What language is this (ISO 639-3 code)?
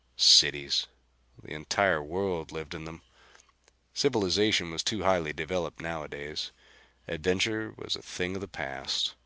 eng